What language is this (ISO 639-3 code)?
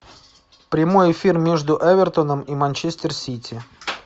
rus